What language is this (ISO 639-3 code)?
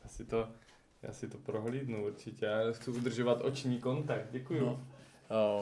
ces